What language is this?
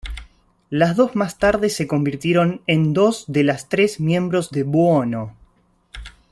Spanish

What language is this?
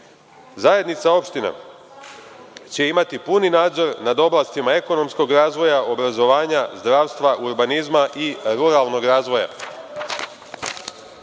Serbian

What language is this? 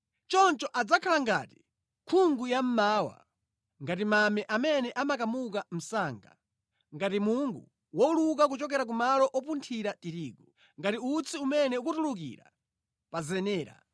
Nyanja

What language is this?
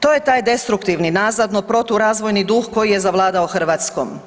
Croatian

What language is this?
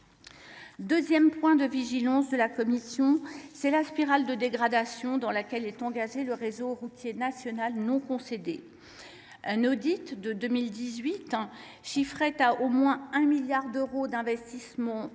French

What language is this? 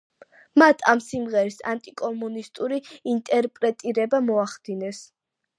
Georgian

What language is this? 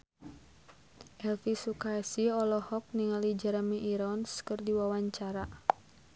Sundanese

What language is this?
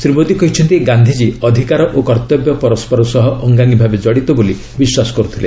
Odia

